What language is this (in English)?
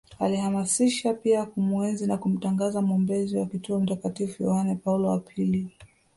Swahili